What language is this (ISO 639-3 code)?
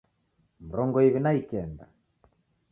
dav